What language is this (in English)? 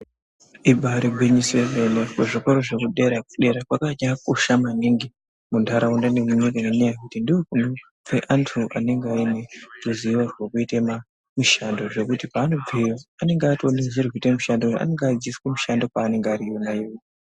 Ndau